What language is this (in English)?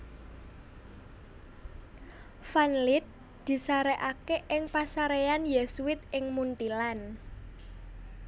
Javanese